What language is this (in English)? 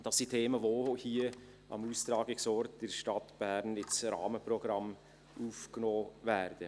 Swiss German